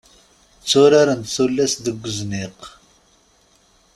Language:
Kabyle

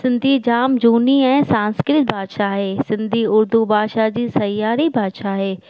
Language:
Sindhi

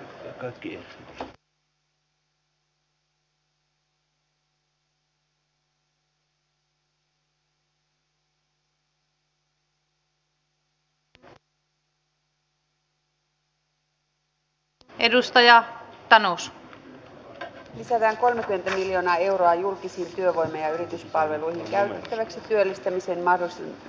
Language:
Finnish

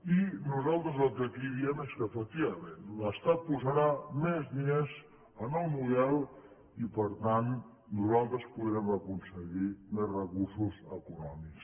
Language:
Catalan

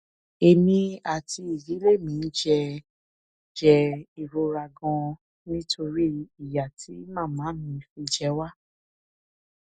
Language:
Yoruba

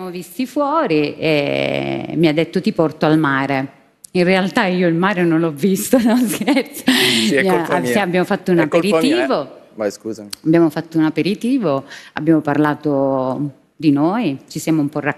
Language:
Italian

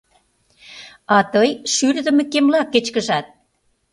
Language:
Mari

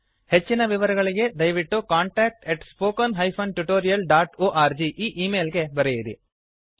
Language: Kannada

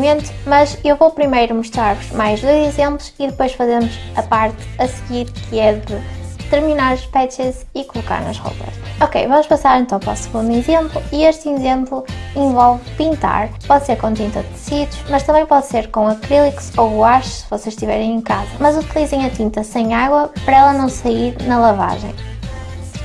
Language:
Portuguese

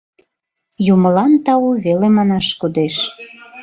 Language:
Mari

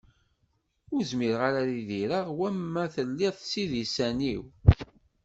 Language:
Kabyle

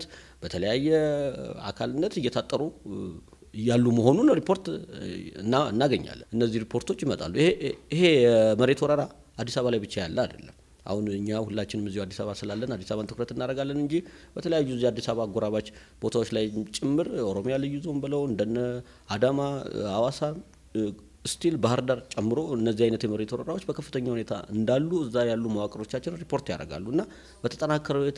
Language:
Arabic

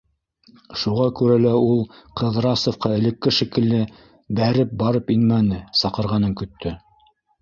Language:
Bashkir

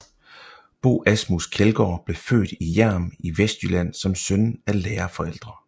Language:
Danish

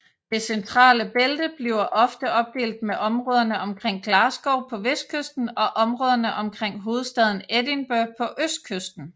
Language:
Danish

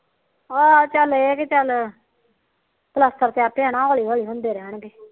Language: Punjabi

